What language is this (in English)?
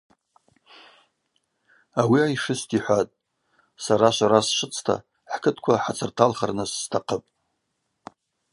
Abaza